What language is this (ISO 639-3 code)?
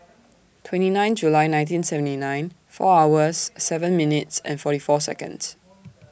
eng